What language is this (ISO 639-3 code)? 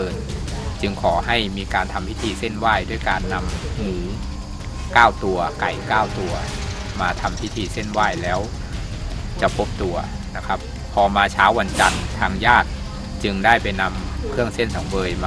tha